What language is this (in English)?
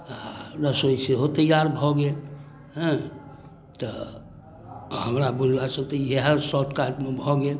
Maithili